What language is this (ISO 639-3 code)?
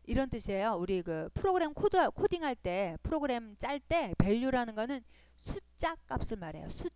kor